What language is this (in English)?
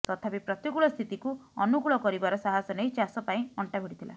Odia